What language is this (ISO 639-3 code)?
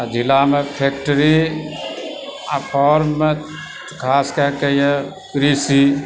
mai